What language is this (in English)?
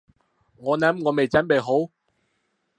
Cantonese